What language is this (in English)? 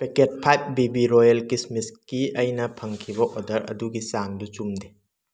Manipuri